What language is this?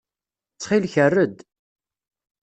Kabyle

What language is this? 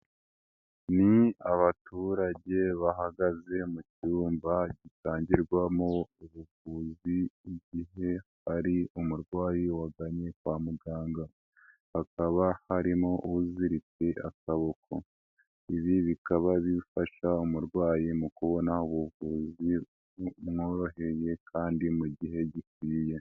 Kinyarwanda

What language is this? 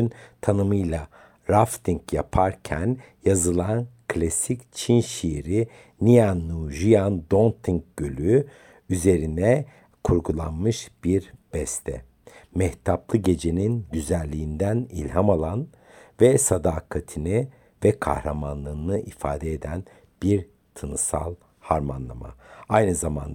Turkish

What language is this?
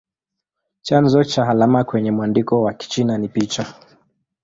Swahili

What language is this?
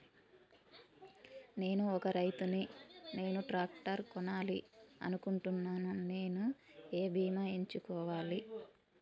Telugu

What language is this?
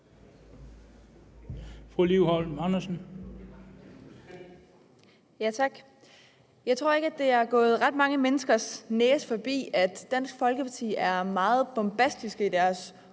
Danish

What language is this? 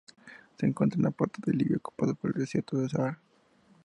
Spanish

